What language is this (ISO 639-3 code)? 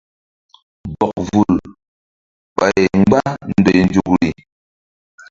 mdd